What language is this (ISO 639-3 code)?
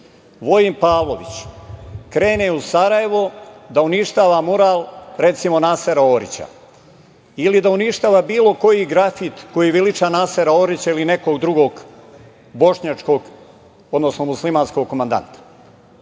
srp